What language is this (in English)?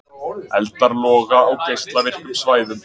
Icelandic